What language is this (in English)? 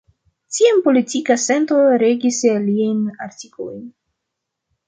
Esperanto